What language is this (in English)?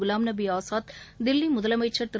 Tamil